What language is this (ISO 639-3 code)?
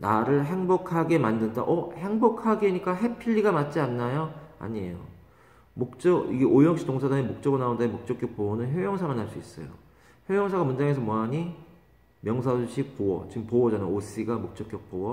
kor